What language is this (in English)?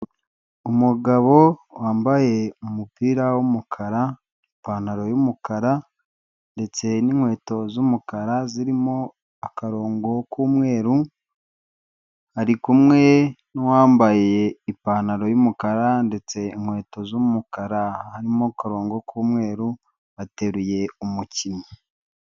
Kinyarwanda